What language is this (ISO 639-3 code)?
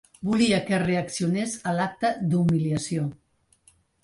cat